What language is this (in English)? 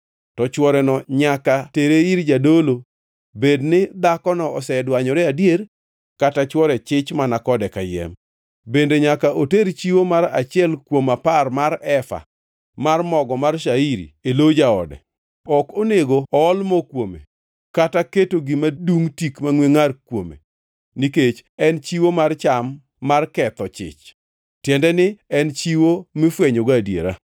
Luo (Kenya and Tanzania)